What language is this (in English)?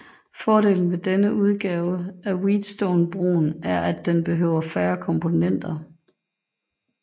Danish